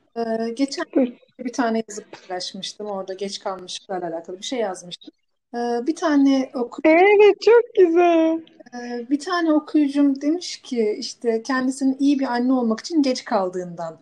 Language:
Turkish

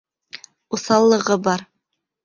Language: Bashkir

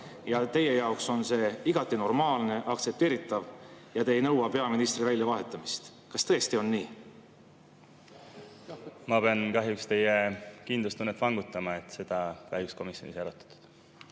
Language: Estonian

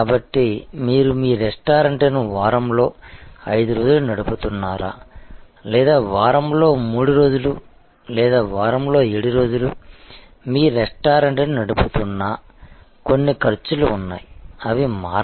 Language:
Telugu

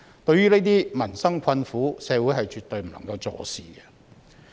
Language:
Cantonese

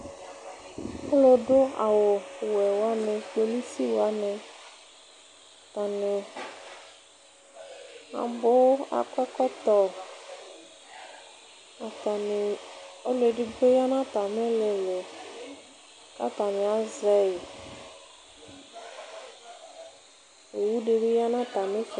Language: Ikposo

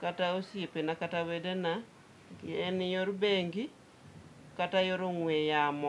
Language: Luo (Kenya and Tanzania)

